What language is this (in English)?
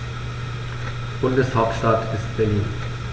German